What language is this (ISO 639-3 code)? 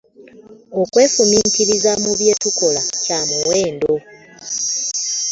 lug